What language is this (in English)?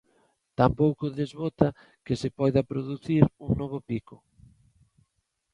Galician